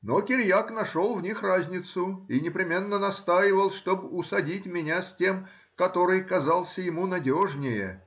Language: Russian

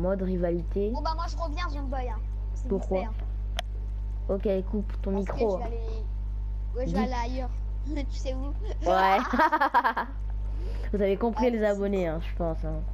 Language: French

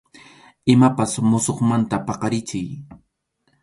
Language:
Arequipa-La Unión Quechua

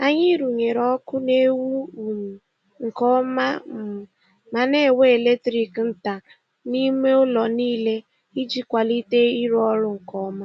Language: Igbo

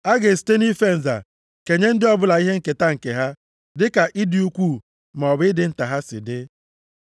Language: Igbo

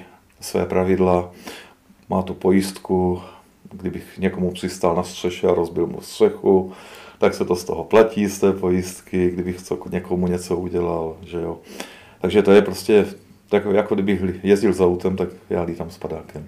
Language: Czech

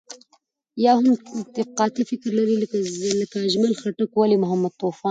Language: Pashto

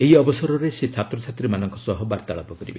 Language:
Odia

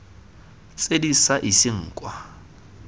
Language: Tswana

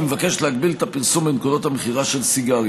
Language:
Hebrew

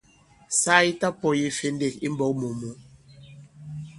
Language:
Bankon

